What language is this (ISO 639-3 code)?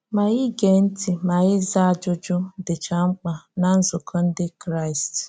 ibo